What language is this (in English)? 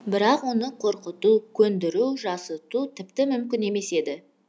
Kazakh